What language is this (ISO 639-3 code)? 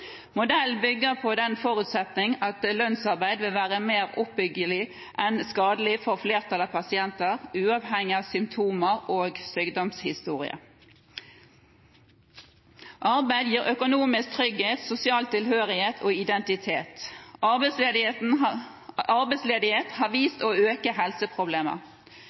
nob